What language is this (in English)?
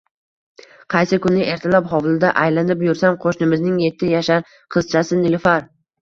Uzbek